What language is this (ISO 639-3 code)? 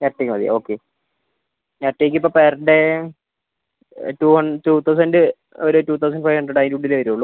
mal